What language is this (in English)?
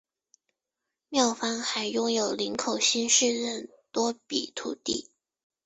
Chinese